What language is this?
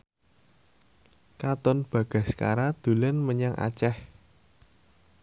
Javanese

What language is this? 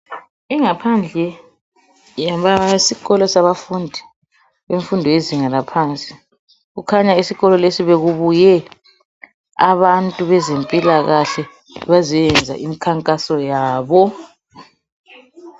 North Ndebele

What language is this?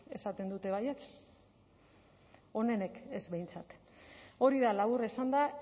Basque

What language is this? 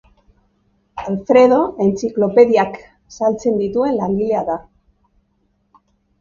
Basque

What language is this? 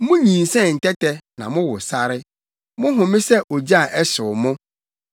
Akan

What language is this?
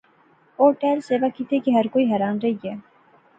Pahari-Potwari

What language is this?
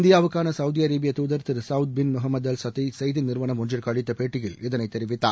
Tamil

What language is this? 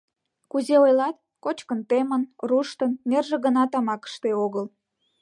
Mari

